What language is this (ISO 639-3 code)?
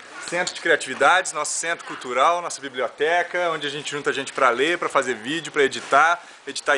por